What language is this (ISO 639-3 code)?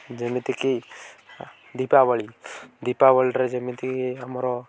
ori